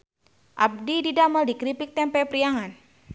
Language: Sundanese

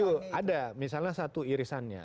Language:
Indonesian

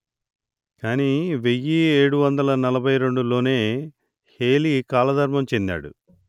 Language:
Telugu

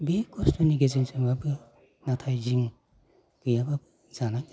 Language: Bodo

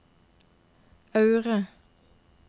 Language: Norwegian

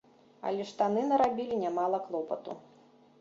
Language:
Belarusian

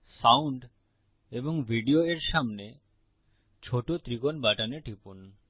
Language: Bangla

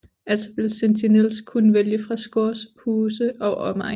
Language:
Danish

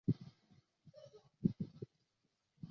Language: Chinese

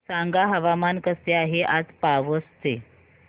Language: Marathi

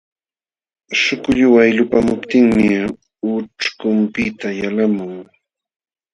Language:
Jauja Wanca Quechua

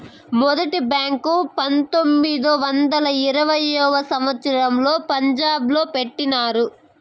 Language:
Telugu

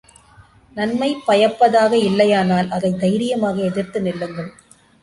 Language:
Tamil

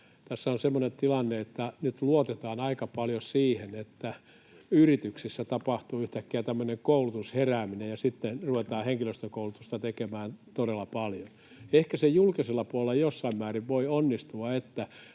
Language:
Finnish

